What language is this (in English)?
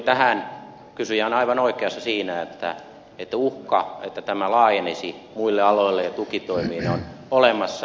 Finnish